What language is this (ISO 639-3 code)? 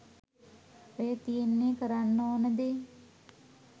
sin